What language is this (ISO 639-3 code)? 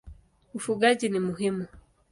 swa